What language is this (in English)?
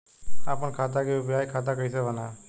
Bhojpuri